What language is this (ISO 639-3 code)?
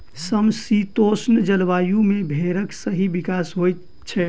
mai